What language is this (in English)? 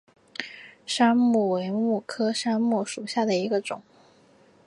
Chinese